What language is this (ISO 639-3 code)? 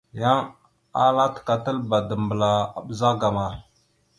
mxu